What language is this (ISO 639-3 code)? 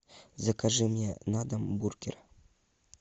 rus